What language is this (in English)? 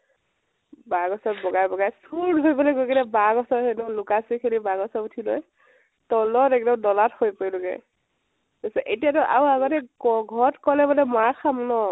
Assamese